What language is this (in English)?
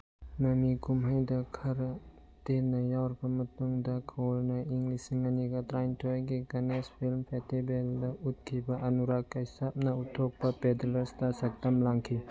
Manipuri